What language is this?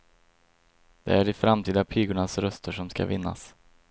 Swedish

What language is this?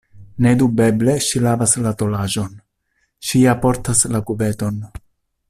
Esperanto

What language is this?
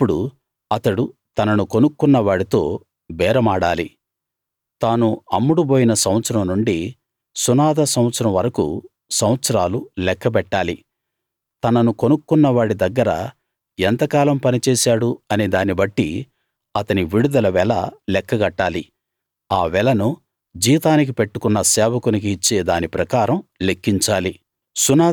Telugu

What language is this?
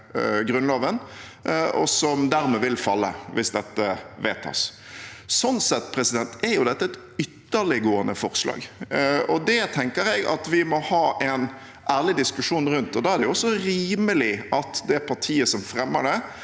Norwegian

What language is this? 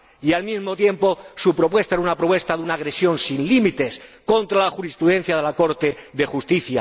Spanish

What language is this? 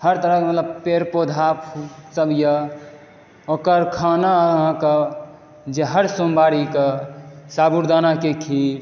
Maithili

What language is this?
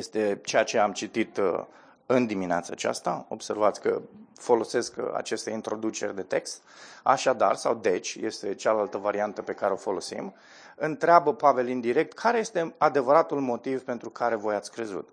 Romanian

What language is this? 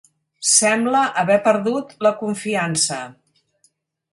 Catalan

